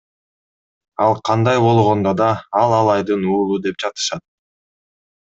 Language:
Kyrgyz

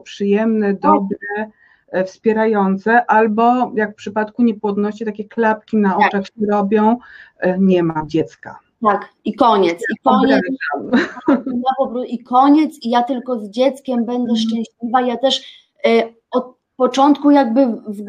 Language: Polish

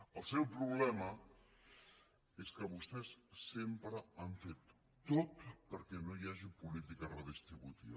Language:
Catalan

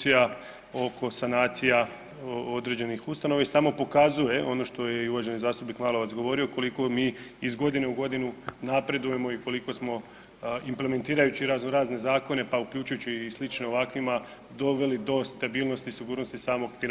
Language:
Croatian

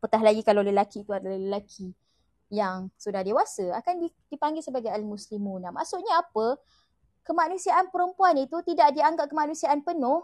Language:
Malay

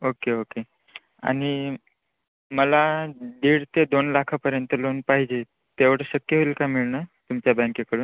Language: Marathi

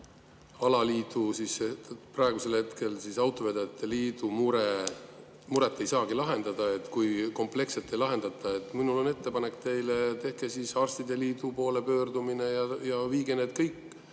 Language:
Estonian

